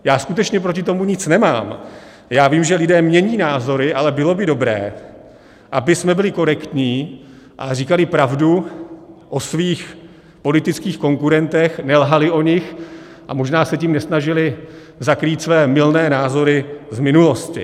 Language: Czech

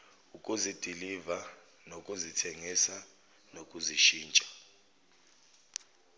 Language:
Zulu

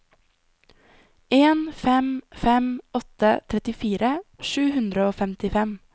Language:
Norwegian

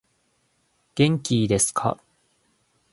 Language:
Japanese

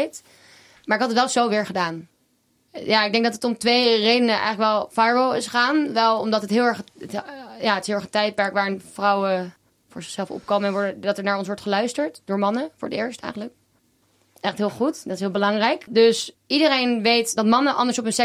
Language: Dutch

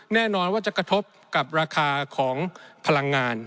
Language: Thai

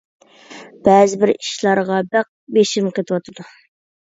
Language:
Uyghur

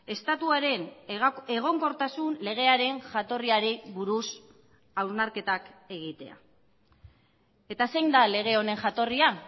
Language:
Basque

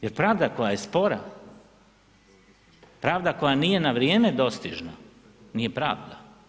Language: Croatian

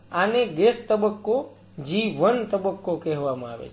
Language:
Gujarati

